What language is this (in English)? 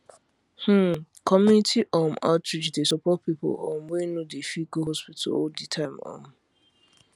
Nigerian Pidgin